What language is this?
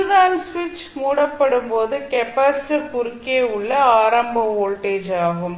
Tamil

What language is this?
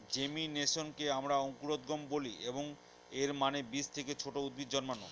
Bangla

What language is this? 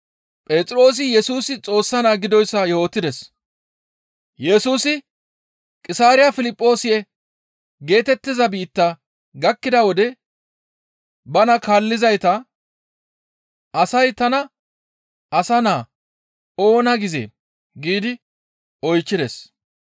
Gamo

